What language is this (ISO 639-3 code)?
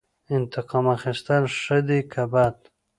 pus